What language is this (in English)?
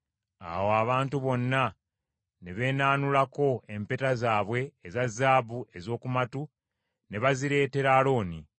Ganda